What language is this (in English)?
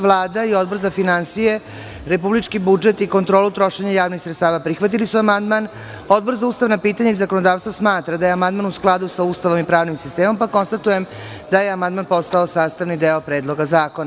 Serbian